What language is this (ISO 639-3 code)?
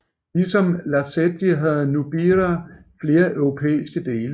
dan